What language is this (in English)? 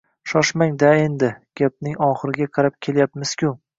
Uzbek